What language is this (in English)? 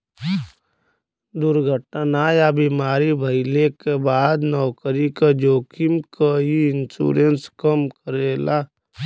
Bhojpuri